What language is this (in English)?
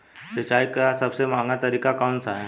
Hindi